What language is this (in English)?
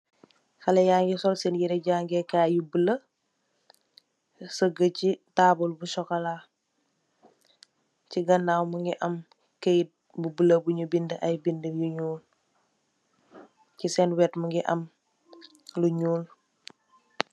Wolof